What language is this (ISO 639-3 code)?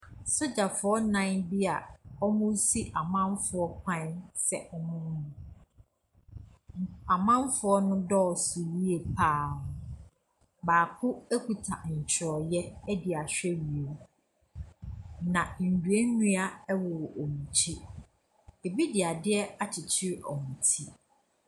aka